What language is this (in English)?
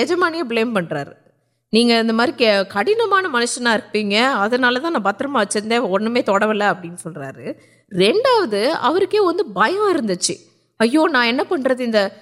Urdu